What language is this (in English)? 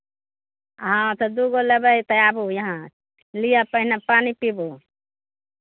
Maithili